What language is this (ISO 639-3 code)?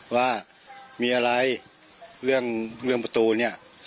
tha